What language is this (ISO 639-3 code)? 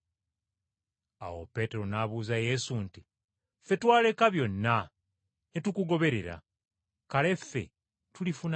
lug